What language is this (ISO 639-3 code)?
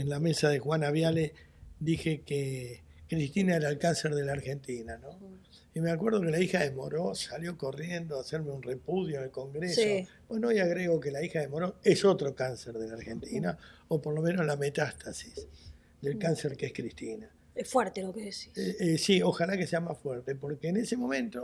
spa